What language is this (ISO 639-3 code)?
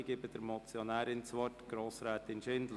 gsw